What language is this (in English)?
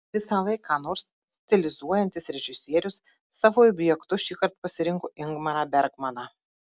Lithuanian